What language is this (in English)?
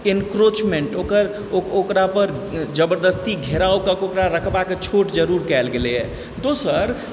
Maithili